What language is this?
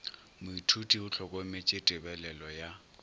Northern Sotho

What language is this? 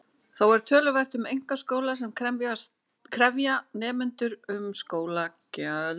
Icelandic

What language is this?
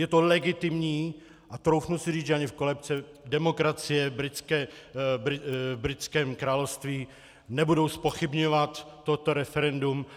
Czech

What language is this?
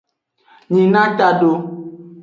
Aja (Benin)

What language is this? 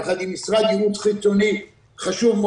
Hebrew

